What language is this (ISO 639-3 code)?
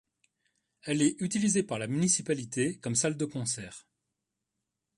fra